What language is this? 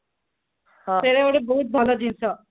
Odia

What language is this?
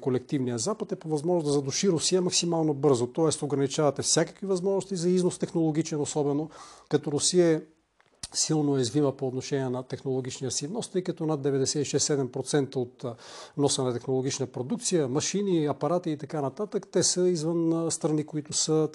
Bulgarian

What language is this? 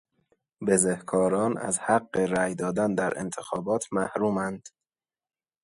Persian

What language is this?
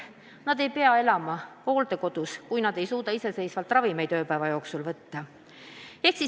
Estonian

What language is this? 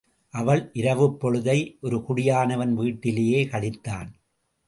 Tamil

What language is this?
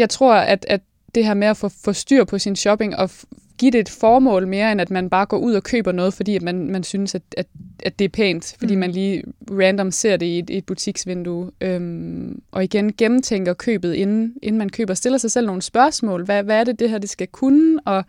Danish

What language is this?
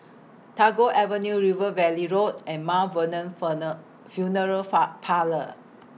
English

